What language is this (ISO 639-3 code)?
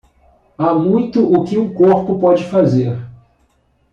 por